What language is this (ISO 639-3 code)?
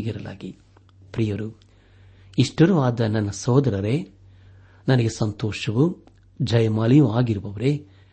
kan